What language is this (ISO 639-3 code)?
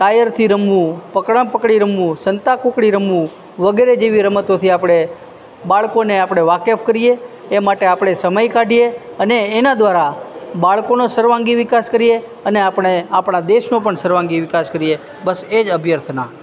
guj